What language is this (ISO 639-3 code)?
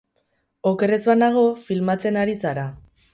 eus